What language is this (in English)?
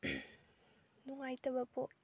Manipuri